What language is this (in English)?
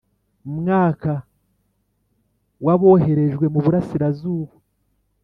Kinyarwanda